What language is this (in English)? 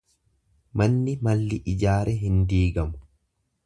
Oromo